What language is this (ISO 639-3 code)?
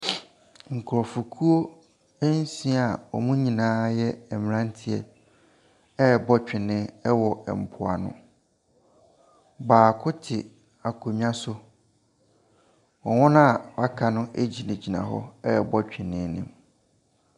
aka